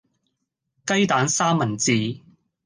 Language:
Cantonese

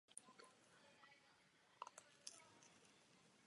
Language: Czech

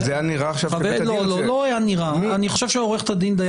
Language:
Hebrew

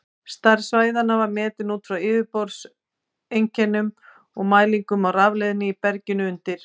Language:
Icelandic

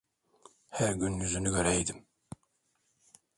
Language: Turkish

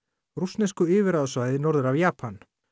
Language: Icelandic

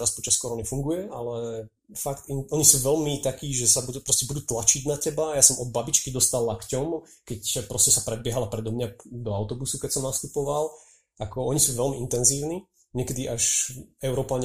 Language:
Slovak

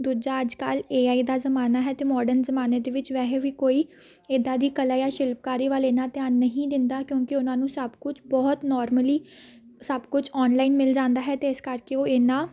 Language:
Punjabi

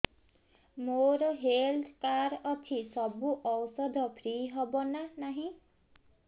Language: Odia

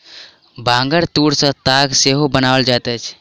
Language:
Maithili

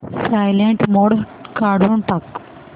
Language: Marathi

